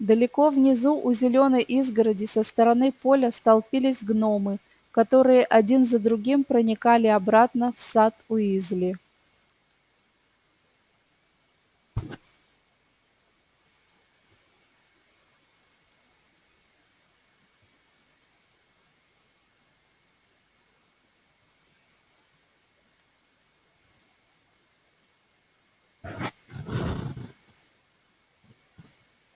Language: Russian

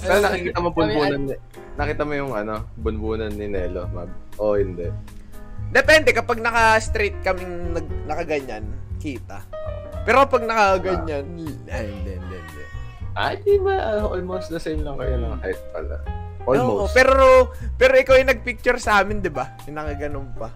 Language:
Filipino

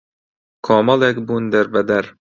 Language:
Central Kurdish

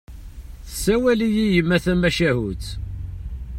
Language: Kabyle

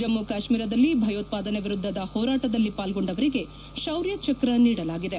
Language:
Kannada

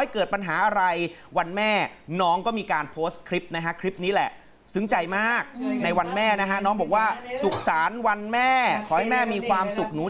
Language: Thai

